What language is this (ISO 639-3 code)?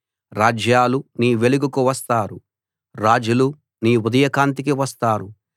tel